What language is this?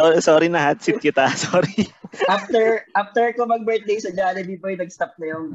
Filipino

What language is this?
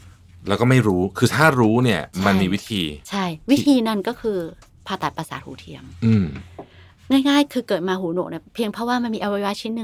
Thai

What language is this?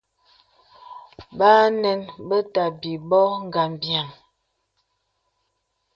Bebele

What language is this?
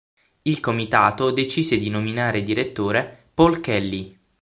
Italian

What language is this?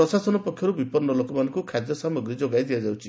Odia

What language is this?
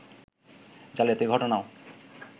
Bangla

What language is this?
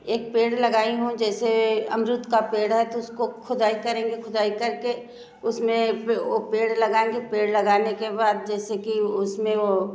Hindi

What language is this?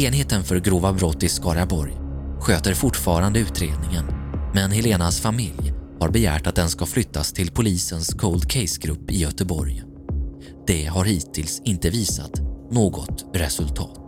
Swedish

